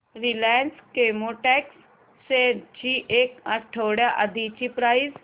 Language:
Marathi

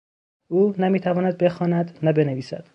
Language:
Persian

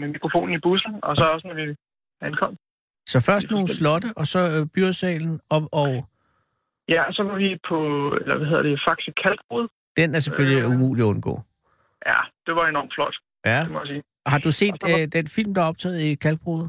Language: Danish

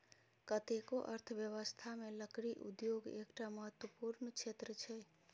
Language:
Maithili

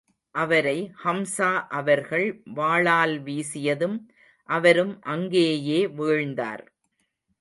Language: Tamil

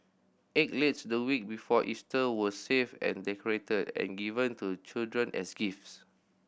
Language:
English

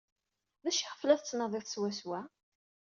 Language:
Kabyle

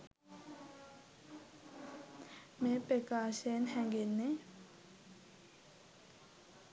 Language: Sinhala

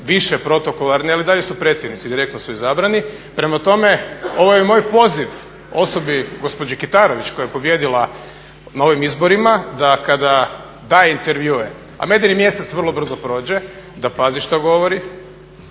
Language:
Croatian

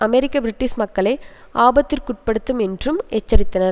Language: Tamil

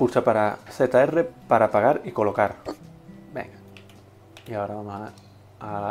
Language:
Spanish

